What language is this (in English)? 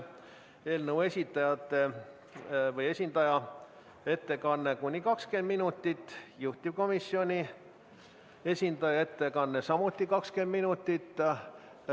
Estonian